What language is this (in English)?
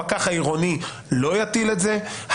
Hebrew